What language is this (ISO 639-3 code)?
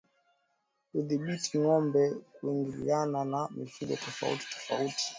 swa